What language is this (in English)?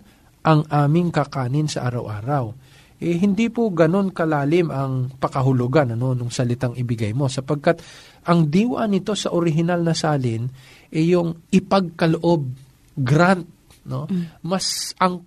Filipino